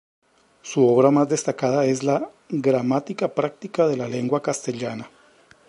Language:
Spanish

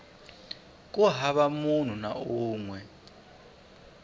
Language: Tsonga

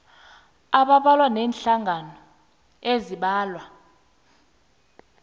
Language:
South Ndebele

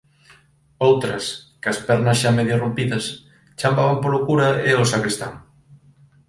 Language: Galician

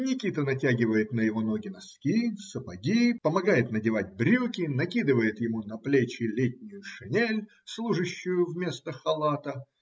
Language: Russian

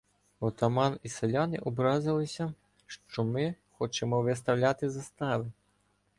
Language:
Ukrainian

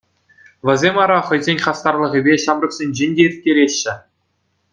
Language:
Chuvash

